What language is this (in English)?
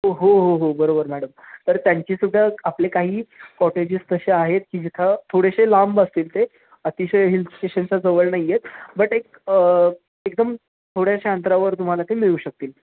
Marathi